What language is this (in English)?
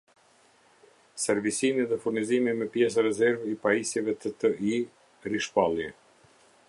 Albanian